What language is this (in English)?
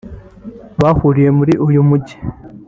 Kinyarwanda